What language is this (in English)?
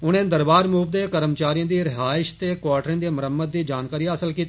Dogri